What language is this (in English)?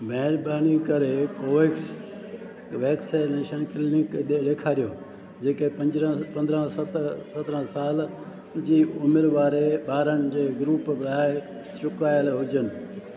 Sindhi